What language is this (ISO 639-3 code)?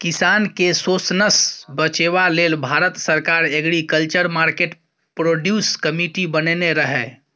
mai